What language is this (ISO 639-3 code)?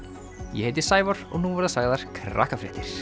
isl